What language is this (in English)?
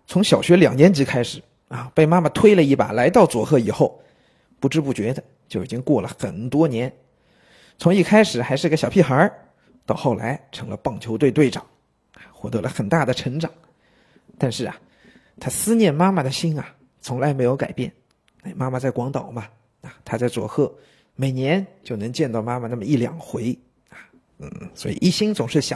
Chinese